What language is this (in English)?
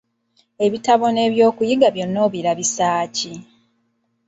Ganda